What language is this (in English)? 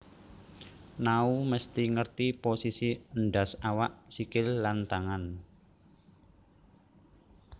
Javanese